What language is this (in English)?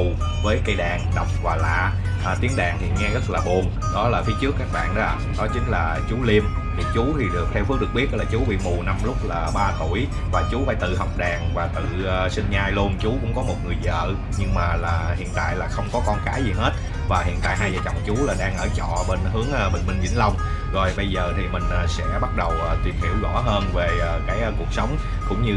Vietnamese